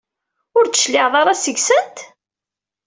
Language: Kabyle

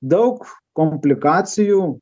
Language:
Lithuanian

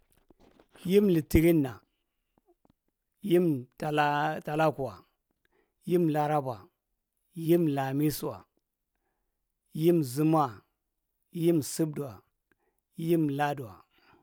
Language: Marghi Central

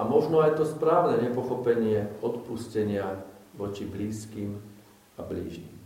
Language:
Slovak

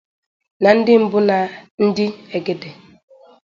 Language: Igbo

